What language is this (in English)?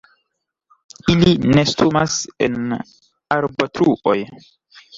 Esperanto